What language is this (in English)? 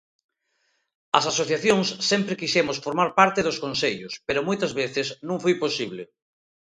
Galician